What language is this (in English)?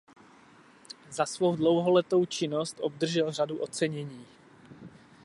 Czech